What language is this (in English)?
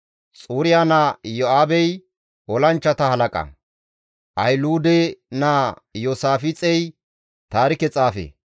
Gamo